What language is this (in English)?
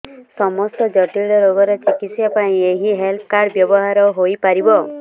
Odia